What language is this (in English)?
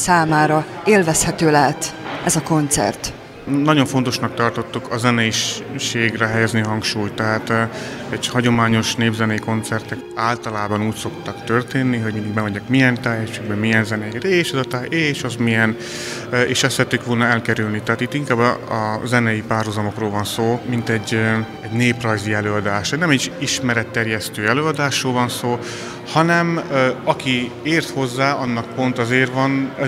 Hungarian